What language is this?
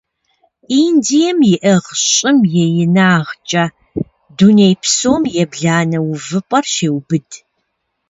Kabardian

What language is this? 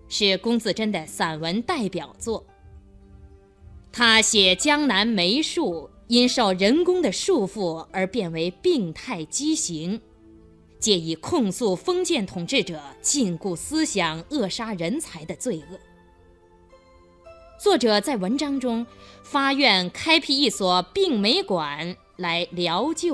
Chinese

